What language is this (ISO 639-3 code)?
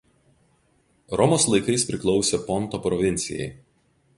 lit